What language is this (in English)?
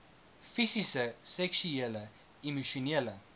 Afrikaans